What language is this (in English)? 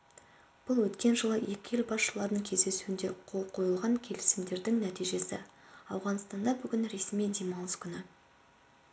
Kazakh